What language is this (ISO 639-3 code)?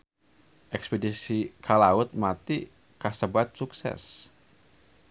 sun